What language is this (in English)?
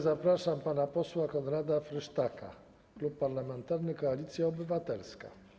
Polish